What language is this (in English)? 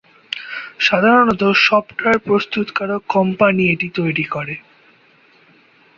Bangla